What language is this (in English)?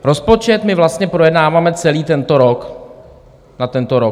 Czech